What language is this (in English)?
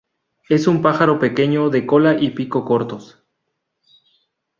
Spanish